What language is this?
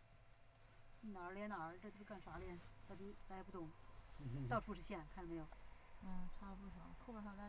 Chinese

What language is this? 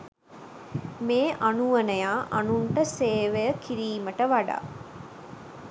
Sinhala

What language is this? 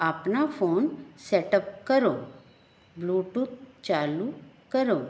Punjabi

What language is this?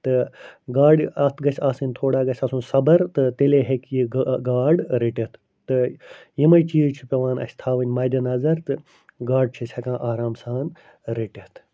Kashmiri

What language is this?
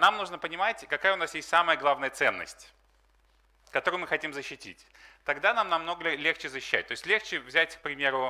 Russian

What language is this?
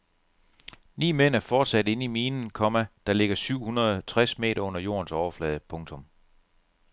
Danish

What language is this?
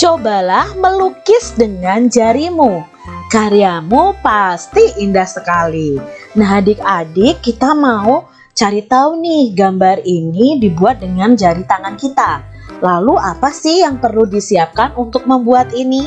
Indonesian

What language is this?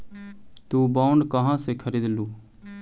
Magahi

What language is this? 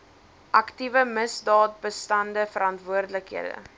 Afrikaans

